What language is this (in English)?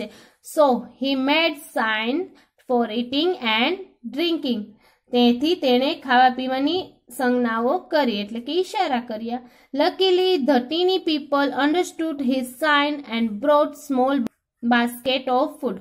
Hindi